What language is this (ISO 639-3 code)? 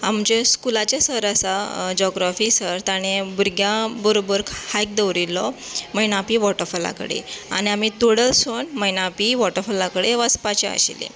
kok